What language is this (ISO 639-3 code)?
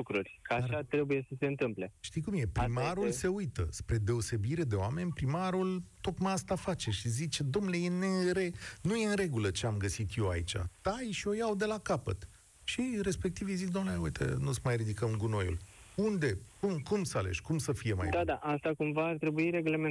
ron